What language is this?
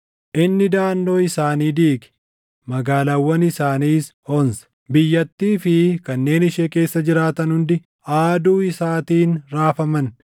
Oromo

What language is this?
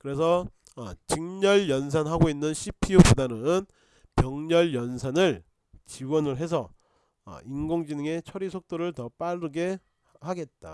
Korean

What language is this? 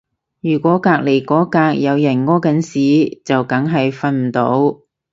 Cantonese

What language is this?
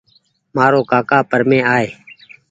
Goaria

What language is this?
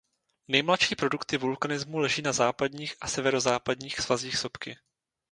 Czech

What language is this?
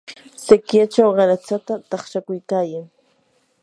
Yanahuanca Pasco Quechua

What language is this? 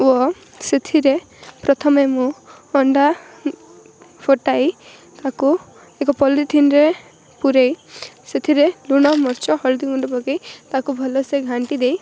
Odia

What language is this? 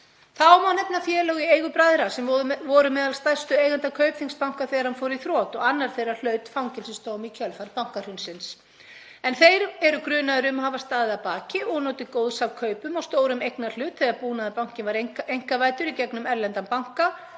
Icelandic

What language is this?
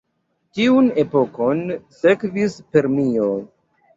Esperanto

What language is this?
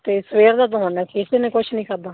Punjabi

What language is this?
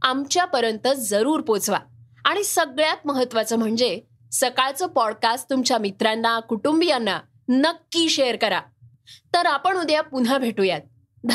Marathi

